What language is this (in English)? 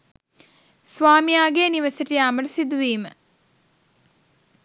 Sinhala